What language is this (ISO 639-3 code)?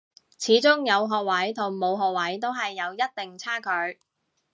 yue